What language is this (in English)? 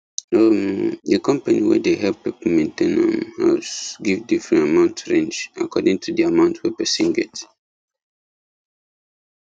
Nigerian Pidgin